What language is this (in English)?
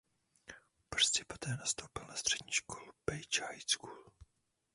Czech